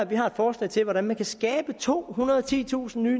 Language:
Danish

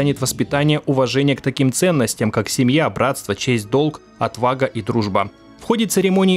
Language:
Russian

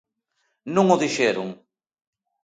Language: Galician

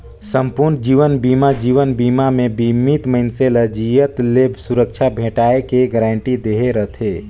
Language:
Chhattisgarhi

